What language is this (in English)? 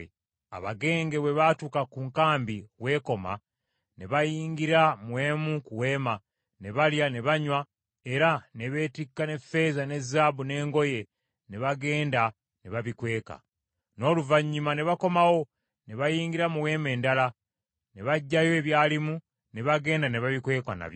Ganda